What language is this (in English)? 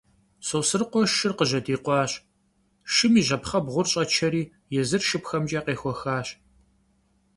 Kabardian